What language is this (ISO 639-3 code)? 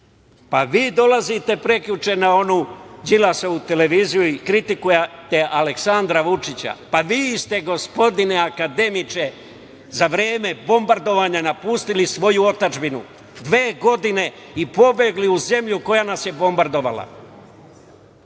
srp